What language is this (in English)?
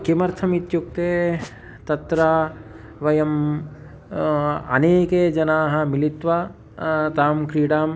Sanskrit